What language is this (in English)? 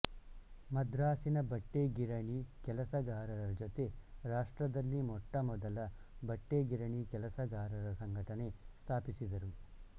Kannada